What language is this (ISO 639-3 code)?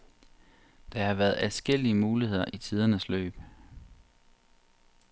dan